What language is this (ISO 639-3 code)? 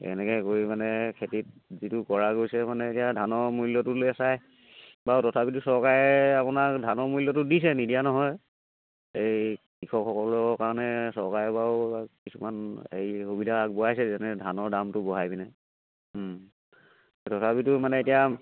asm